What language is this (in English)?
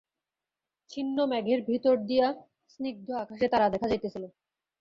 Bangla